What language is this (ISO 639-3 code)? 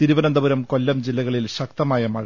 mal